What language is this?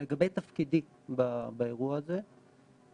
Hebrew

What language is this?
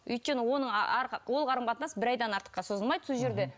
Kazakh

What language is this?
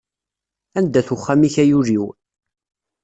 Kabyle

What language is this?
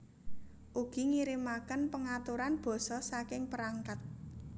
Javanese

